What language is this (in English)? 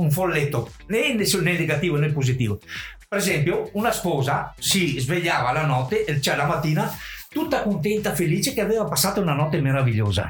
Italian